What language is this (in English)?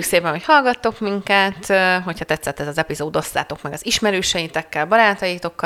Hungarian